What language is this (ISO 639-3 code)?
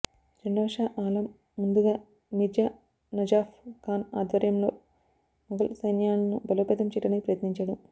tel